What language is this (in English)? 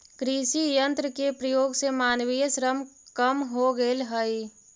Magahi